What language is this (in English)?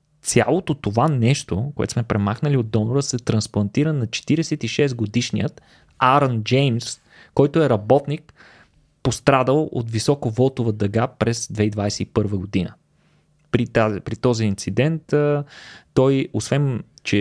Bulgarian